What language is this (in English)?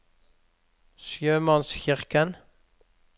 Norwegian